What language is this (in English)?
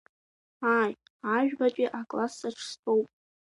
Abkhazian